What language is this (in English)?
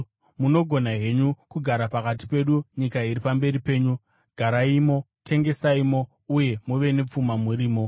Shona